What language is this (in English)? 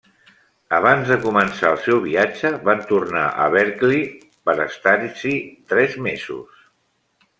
Catalan